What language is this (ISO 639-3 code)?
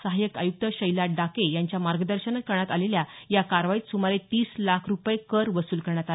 mar